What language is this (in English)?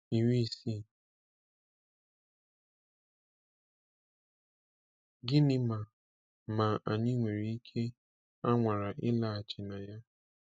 Igbo